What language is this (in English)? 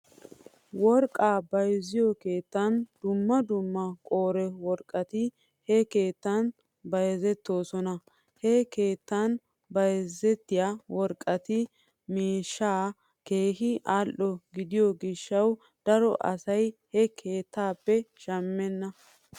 Wolaytta